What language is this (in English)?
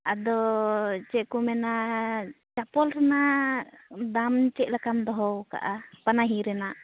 Santali